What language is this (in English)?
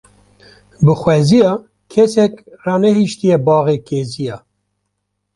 Kurdish